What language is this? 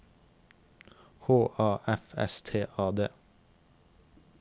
Norwegian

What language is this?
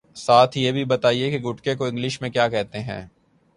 Urdu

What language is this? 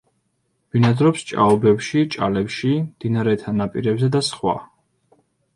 Georgian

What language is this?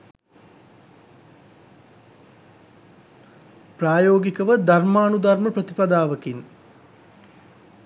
Sinhala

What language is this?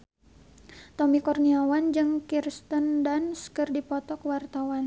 Sundanese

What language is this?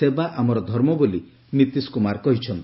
Odia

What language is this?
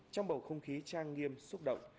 Vietnamese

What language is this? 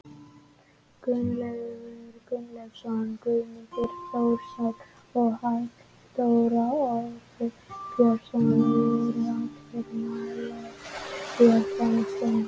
Icelandic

